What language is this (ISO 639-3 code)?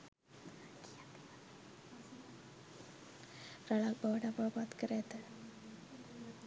sin